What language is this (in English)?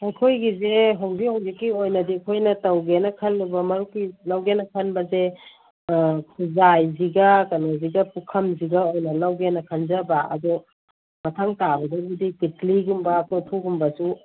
Manipuri